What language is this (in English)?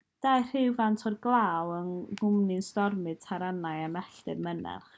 Welsh